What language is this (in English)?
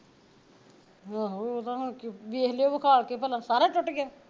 Punjabi